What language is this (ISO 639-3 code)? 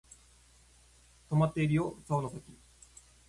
jpn